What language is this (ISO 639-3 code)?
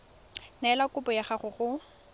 tsn